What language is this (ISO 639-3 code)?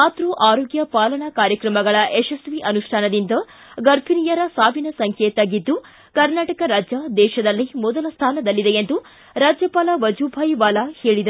kan